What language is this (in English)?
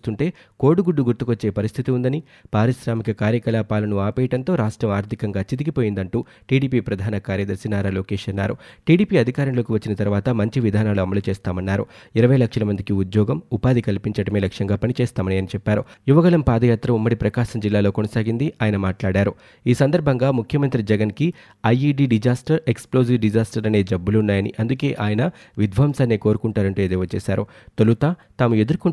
Telugu